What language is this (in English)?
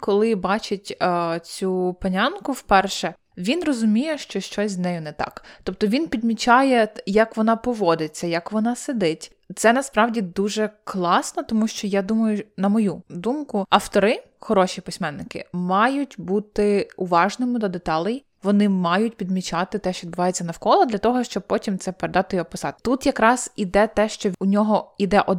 Ukrainian